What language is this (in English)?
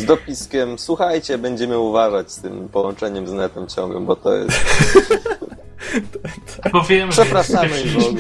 Polish